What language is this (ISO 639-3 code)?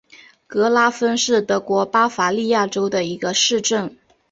zho